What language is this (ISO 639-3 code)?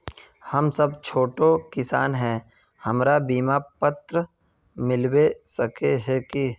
mag